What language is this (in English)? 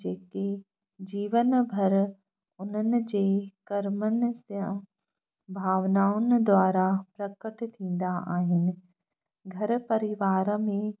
Sindhi